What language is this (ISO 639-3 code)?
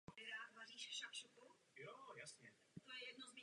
ces